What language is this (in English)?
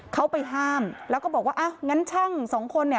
Thai